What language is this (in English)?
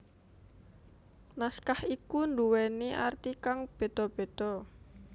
Javanese